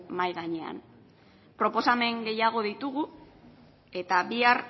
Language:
Basque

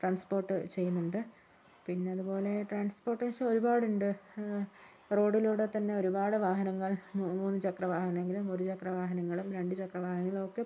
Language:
Malayalam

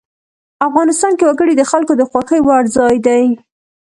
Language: Pashto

